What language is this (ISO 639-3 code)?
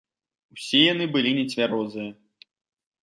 bel